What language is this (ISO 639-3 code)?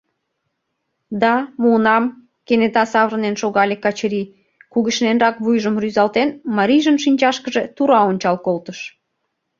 chm